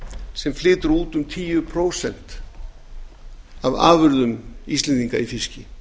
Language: Icelandic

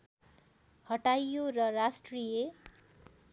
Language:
Nepali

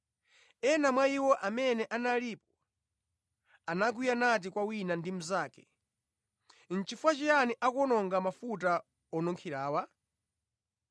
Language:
Nyanja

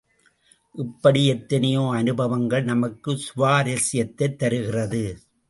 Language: Tamil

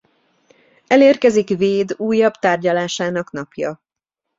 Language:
Hungarian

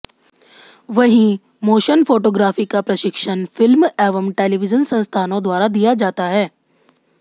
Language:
Hindi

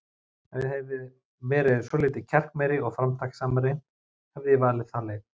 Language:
Icelandic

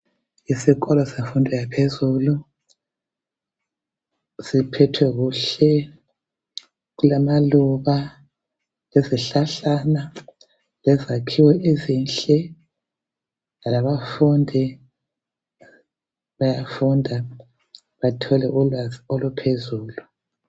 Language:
North Ndebele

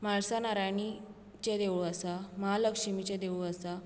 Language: Konkani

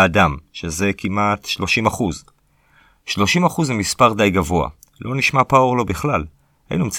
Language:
Hebrew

